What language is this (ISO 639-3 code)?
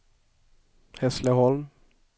swe